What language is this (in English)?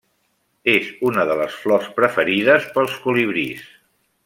Catalan